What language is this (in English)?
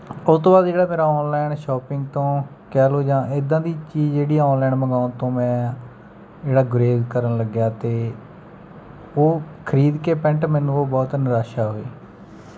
Punjabi